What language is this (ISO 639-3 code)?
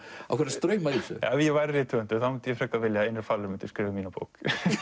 isl